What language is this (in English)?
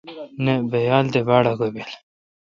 Kalkoti